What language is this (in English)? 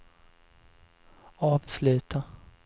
Swedish